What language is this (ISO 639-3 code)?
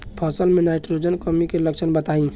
bho